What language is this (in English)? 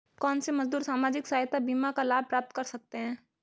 Hindi